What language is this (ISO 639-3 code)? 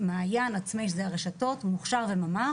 heb